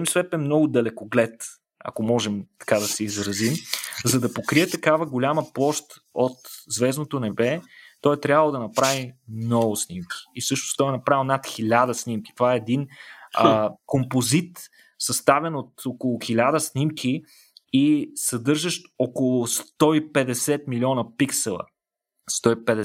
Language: Bulgarian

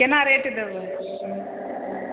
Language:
Maithili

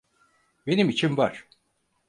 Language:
Turkish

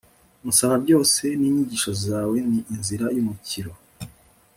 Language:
Kinyarwanda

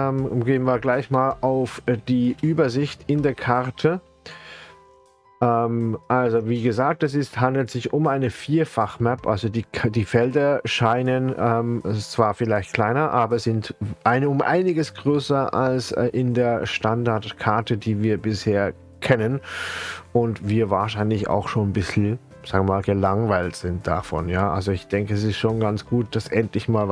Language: German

